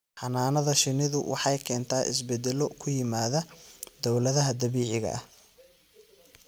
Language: Somali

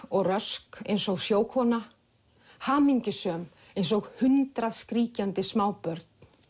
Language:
Icelandic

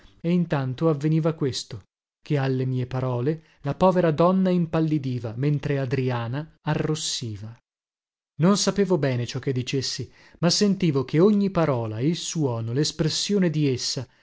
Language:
Italian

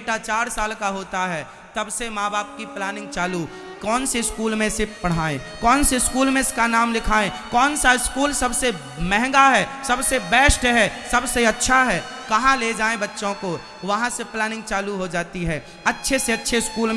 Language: Hindi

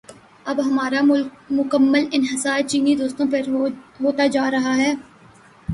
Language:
Urdu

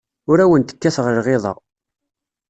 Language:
Kabyle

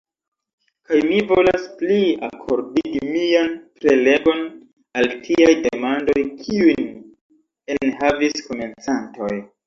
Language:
Esperanto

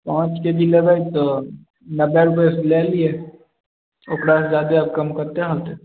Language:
Maithili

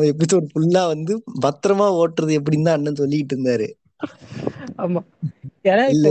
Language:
Tamil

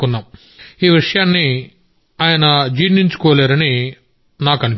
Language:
Telugu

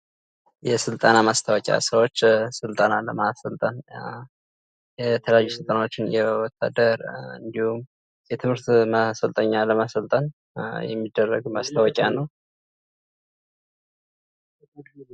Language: Amharic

